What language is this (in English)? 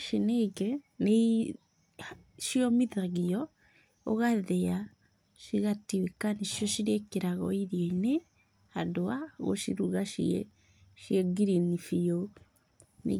Kikuyu